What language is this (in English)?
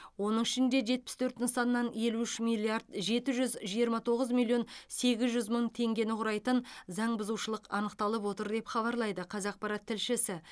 Kazakh